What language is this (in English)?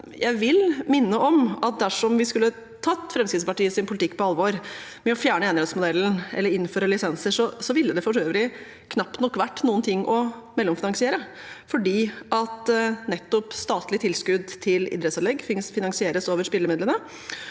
Norwegian